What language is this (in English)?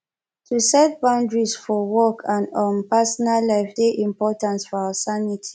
Nigerian Pidgin